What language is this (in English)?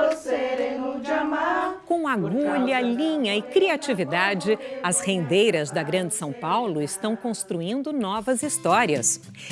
Portuguese